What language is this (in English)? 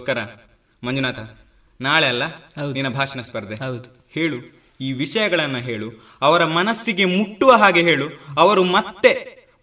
Kannada